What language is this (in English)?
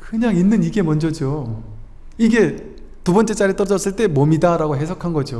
Korean